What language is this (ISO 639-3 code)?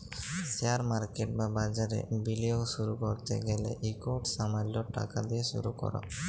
ben